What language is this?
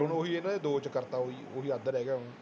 Punjabi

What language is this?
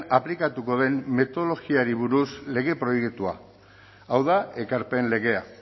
Basque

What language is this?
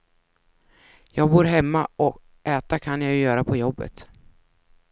Swedish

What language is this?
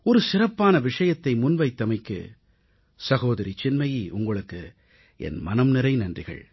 Tamil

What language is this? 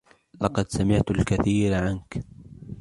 Arabic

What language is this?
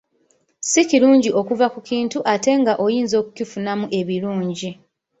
Ganda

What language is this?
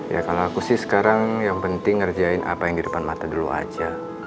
Indonesian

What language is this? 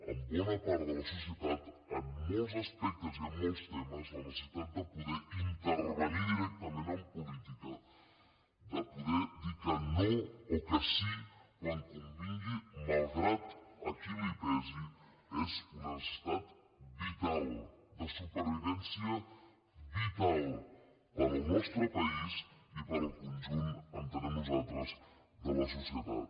Catalan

